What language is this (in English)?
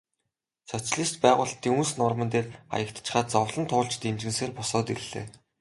Mongolian